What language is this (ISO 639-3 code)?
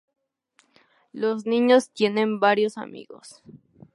spa